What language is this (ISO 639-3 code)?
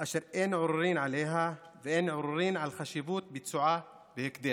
heb